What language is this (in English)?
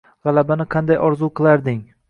Uzbek